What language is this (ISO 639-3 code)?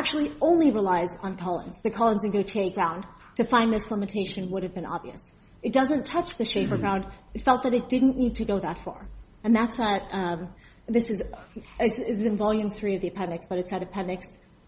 eng